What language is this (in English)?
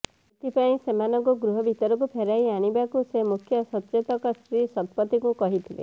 Odia